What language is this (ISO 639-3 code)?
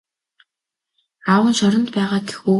mon